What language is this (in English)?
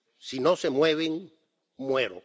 Spanish